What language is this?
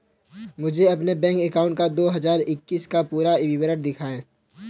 Hindi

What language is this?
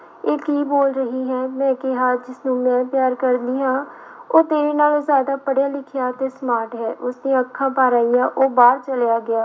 Punjabi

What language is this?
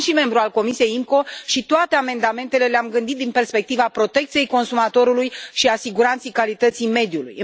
Romanian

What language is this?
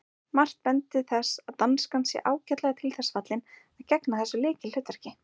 Icelandic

